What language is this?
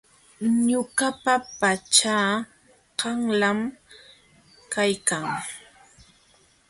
Jauja Wanca Quechua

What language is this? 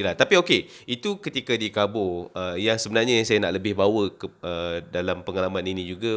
Malay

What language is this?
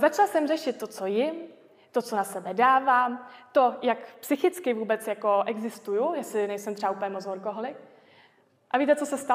Czech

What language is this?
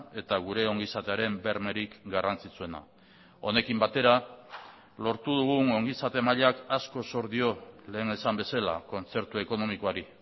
Basque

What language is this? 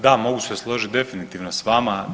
Croatian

